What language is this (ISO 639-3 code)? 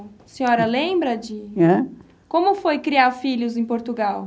por